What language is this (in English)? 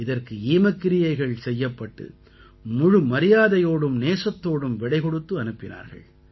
Tamil